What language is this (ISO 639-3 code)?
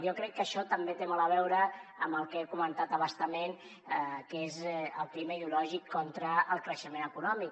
cat